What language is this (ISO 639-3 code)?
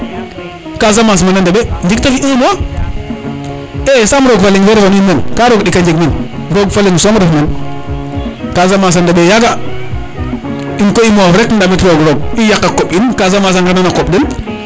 srr